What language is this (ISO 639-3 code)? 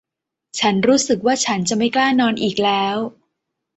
tha